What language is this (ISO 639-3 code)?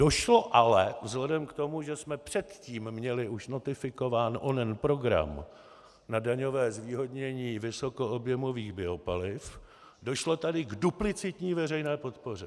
ces